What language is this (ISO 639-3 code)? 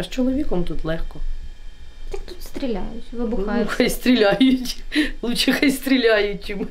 ukr